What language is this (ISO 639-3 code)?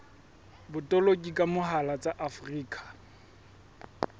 sot